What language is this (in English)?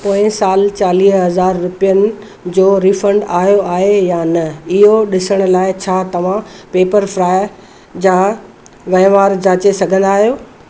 Sindhi